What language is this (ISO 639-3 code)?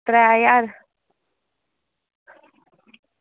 doi